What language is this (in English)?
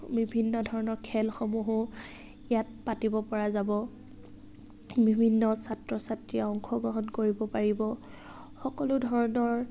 Assamese